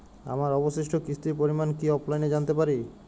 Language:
Bangla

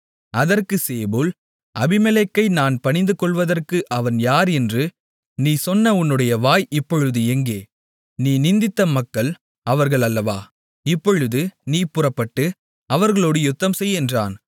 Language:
Tamil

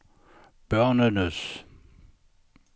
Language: Danish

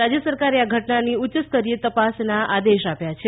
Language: Gujarati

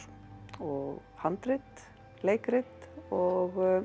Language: Icelandic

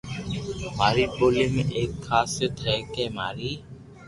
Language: Loarki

